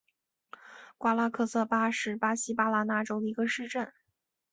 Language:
Chinese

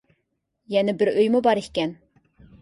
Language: Uyghur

